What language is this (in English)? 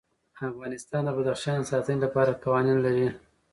Pashto